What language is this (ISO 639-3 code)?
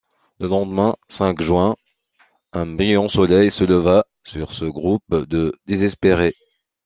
fra